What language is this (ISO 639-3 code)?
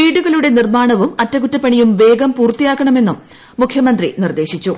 mal